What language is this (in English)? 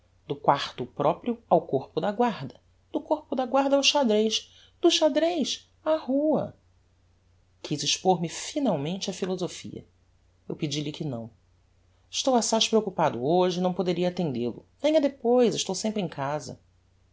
Portuguese